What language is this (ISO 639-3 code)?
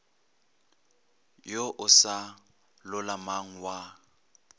nso